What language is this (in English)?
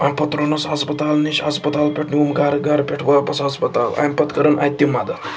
Kashmiri